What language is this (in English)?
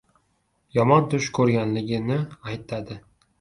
Uzbek